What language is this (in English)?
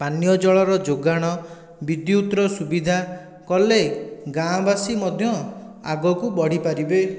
Odia